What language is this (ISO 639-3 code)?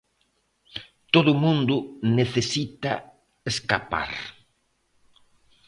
glg